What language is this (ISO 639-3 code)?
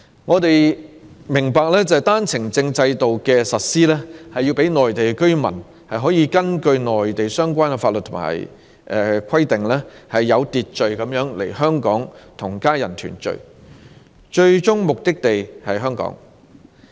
yue